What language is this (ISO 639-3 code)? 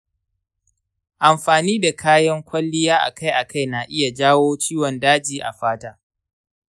hau